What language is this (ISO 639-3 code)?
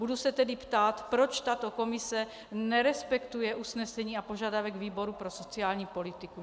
ces